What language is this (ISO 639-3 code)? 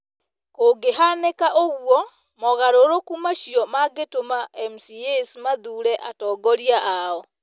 kik